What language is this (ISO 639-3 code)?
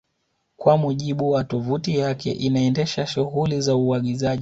swa